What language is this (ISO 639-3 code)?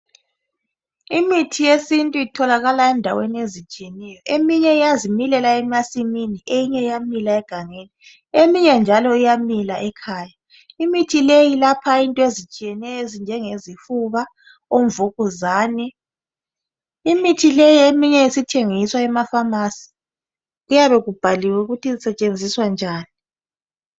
nde